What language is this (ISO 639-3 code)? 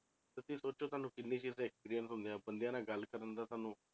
pan